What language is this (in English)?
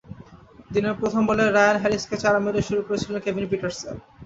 Bangla